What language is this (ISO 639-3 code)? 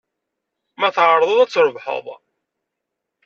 kab